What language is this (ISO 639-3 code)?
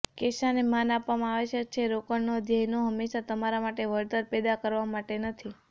guj